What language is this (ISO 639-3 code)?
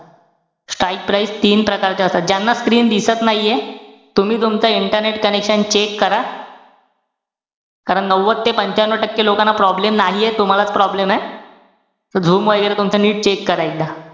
mar